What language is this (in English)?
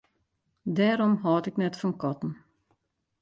Western Frisian